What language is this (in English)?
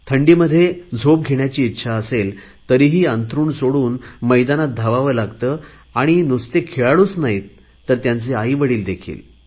Marathi